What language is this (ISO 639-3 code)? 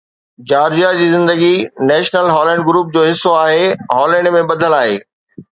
snd